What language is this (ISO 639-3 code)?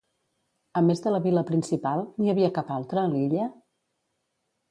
cat